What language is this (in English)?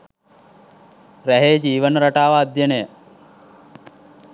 Sinhala